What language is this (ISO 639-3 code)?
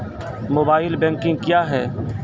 mai